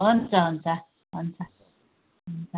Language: Nepali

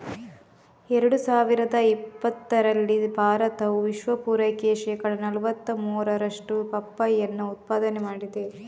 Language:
Kannada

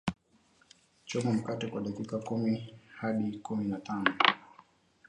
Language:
Swahili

